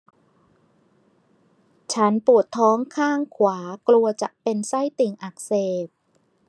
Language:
Thai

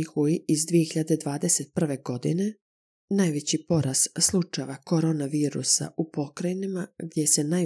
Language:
Croatian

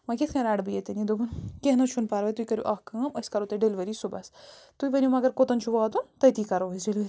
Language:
Kashmiri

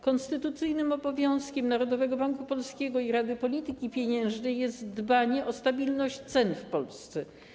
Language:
Polish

